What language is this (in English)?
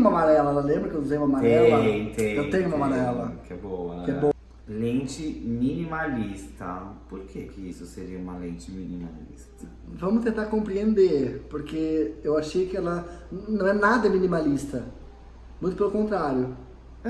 Portuguese